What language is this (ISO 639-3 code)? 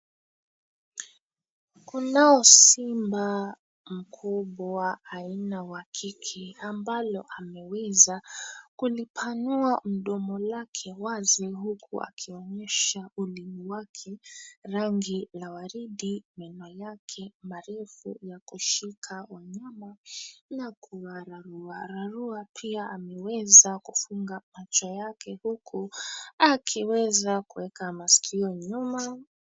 swa